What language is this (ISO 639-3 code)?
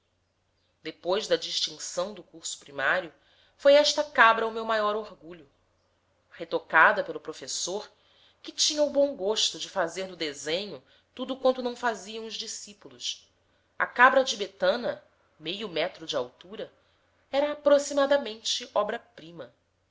por